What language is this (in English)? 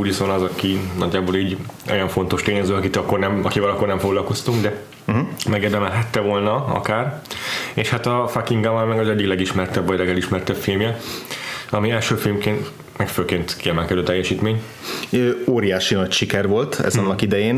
Hungarian